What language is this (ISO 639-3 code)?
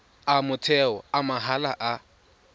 tsn